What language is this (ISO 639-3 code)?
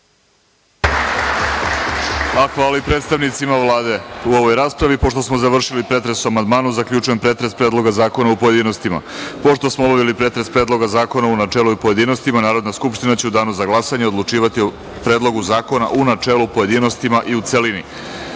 srp